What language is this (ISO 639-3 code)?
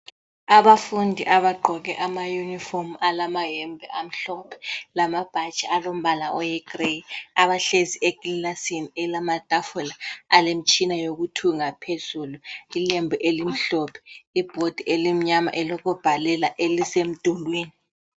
nde